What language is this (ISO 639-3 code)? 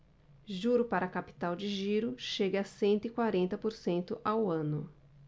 por